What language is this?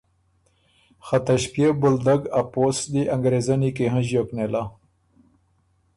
Ormuri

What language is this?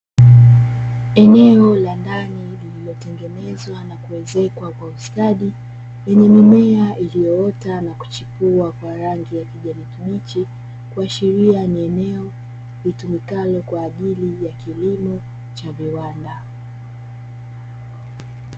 Swahili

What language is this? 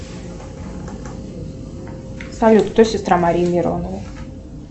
Russian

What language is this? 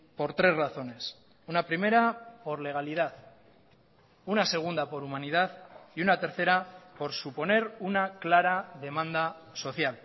Spanish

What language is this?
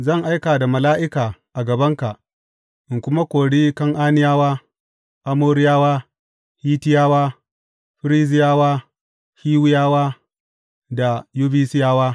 Hausa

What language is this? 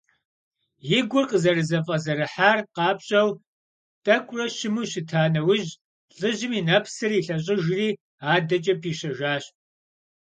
Kabardian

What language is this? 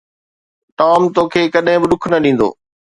Sindhi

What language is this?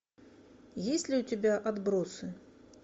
Russian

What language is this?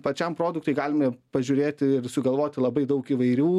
Lithuanian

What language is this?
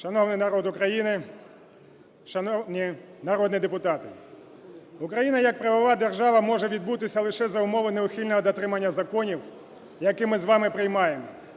Ukrainian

